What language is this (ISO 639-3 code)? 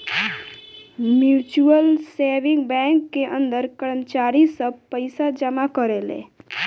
bho